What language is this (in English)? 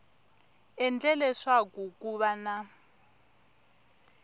Tsonga